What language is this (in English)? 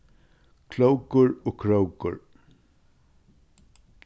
Faroese